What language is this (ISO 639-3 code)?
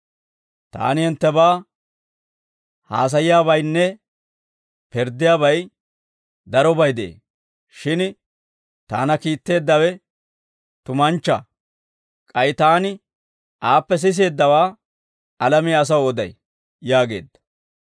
dwr